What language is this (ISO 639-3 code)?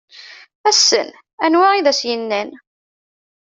kab